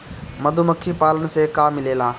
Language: Bhojpuri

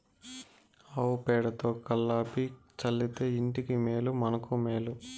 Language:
Telugu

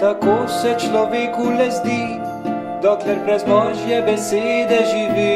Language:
Romanian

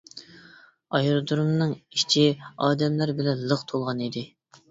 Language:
Uyghur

